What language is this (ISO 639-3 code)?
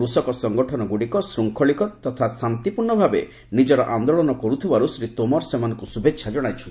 ori